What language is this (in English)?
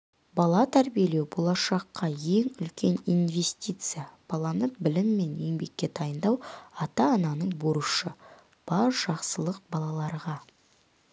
Kazakh